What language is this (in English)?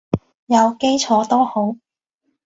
Cantonese